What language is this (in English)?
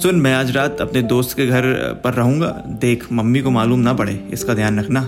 Hindi